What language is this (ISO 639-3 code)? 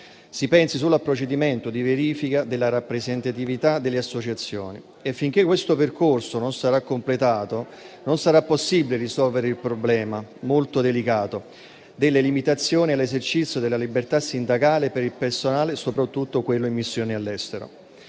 ita